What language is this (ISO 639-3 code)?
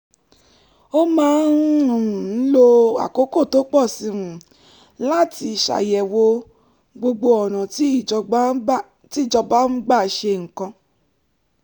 yor